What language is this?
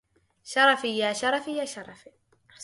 Arabic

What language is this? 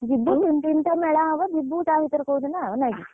Odia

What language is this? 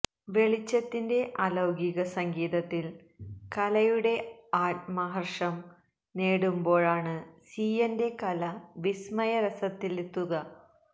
Malayalam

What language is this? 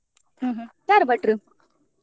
Kannada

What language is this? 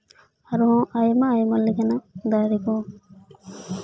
Santali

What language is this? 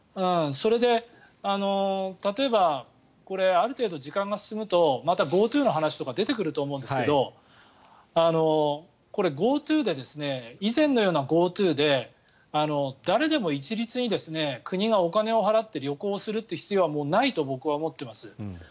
Japanese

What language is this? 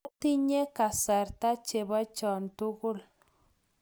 Kalenjin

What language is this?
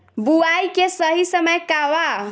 Bhojpuri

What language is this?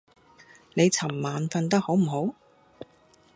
Cantonese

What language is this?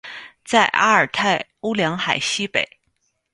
Chinese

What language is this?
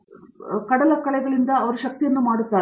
Kannada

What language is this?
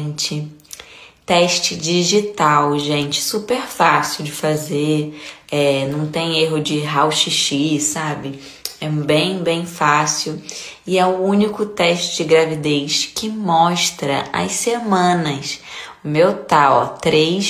Portuguese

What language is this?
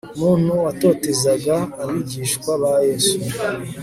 Kinyarwanda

